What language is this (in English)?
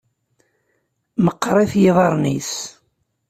Kabyle